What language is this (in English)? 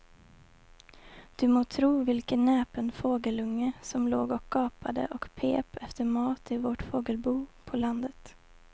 Swedish